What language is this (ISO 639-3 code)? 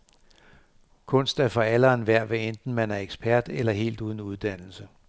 dan